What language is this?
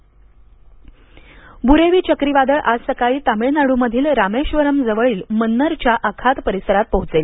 Marathi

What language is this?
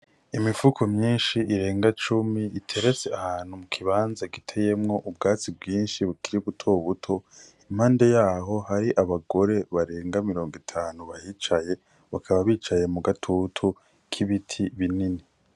Rundi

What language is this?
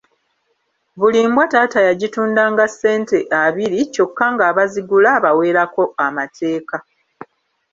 Ganda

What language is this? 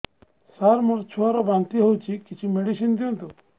Odia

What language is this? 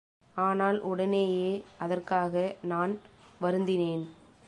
Tamil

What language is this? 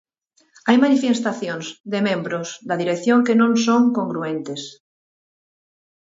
Galician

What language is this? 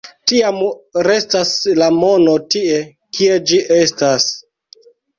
Esperanto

